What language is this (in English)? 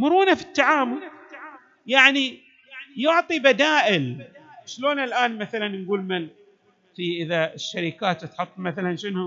Arabic